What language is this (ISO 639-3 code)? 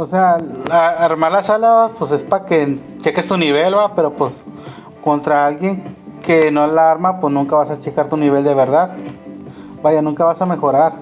spa